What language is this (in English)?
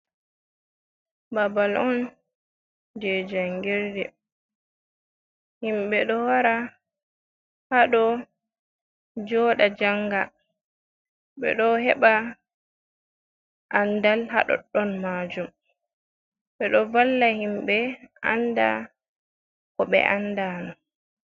Fula